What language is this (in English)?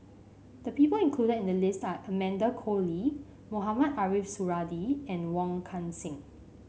English